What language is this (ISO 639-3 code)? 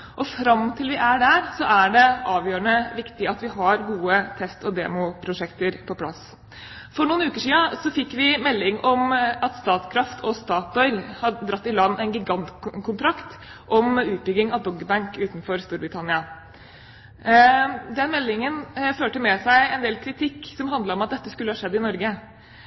nob